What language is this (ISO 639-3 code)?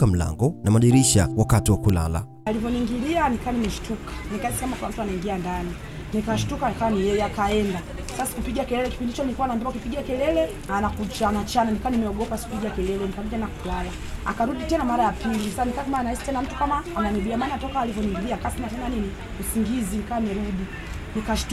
swa